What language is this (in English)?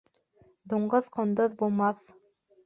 Bashkir